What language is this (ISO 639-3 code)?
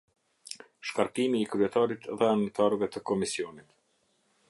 sqi